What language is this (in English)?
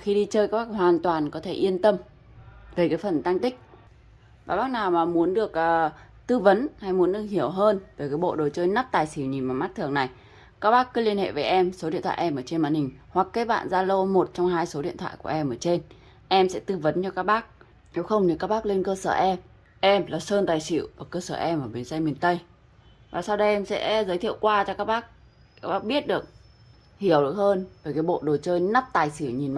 Vietnamese